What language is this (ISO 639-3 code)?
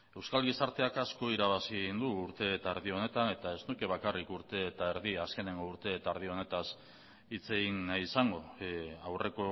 eus